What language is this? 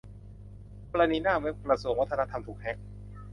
Thai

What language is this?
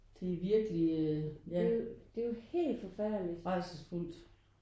Danish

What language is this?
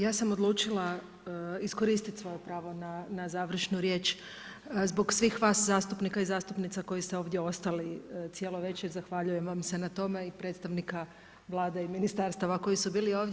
Croatian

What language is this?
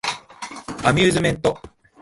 Japanese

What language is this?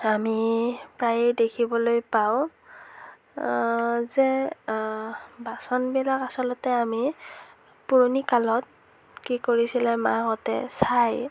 Assamese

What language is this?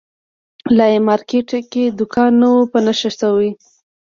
Pashto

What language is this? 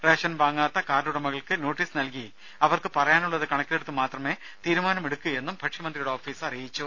Malayalam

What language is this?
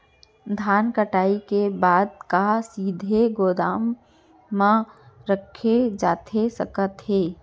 Chhattisgarhi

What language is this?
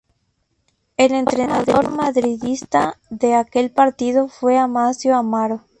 Spanish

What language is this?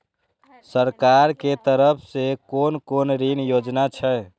Maithili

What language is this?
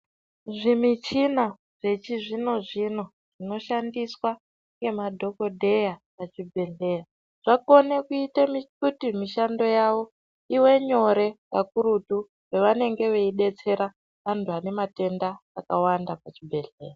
Ndau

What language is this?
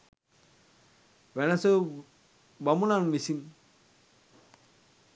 Sinhala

